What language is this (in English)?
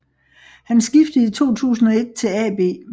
Danish